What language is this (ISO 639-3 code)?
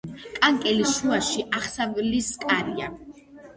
kat